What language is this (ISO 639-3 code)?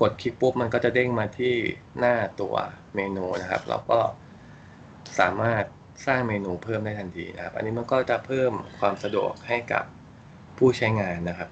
tha